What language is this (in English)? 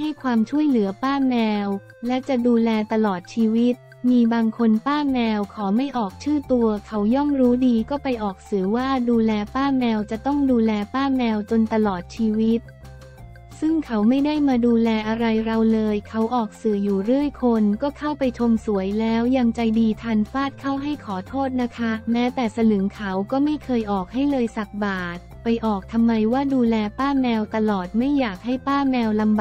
Thai